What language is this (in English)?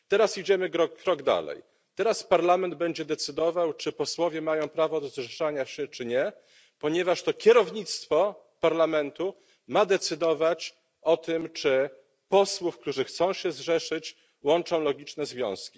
Polish